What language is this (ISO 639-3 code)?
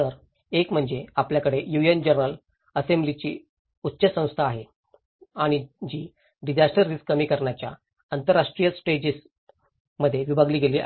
mar